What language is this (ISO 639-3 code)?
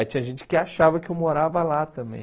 por